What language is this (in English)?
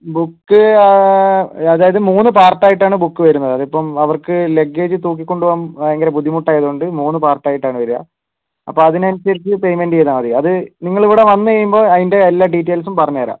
Malayalam